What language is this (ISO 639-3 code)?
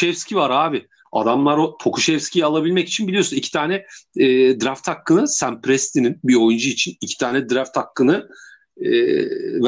tur